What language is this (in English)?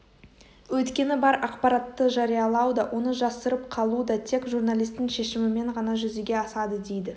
Kazakh